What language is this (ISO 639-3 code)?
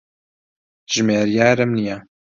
ckb